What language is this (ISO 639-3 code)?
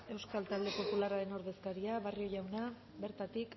eus